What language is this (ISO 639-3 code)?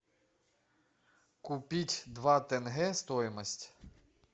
rus